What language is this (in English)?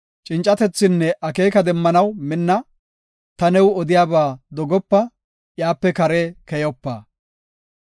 Gofa